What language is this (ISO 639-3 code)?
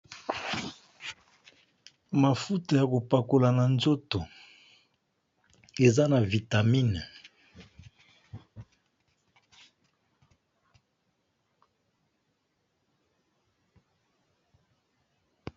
lin